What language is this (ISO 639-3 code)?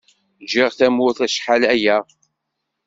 kab